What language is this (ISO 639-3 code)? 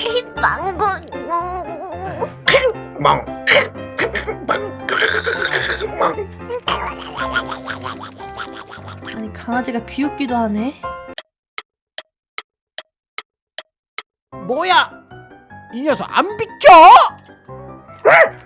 kor